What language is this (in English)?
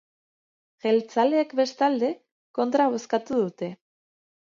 Basque